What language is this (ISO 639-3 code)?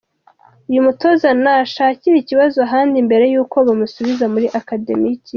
kin